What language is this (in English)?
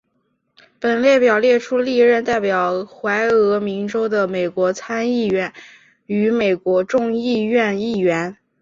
Chinese